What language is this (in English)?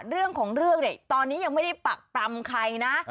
Thai